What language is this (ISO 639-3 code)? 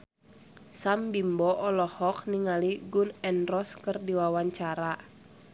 sun